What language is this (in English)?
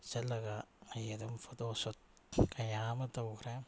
Manipuri